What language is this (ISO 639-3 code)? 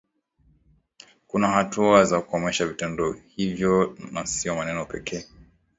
swa